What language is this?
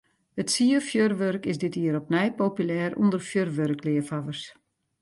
Western Frisian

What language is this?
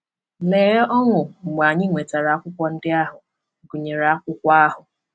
Igbo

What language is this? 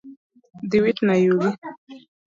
Luo (Kenya and Tanzania)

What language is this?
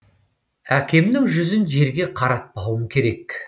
Kazakh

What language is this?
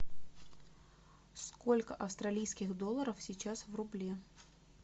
Russian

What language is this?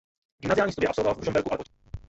Czech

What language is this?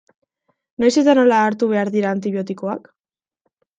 Basque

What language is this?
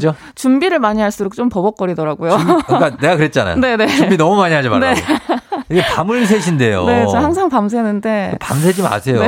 Korean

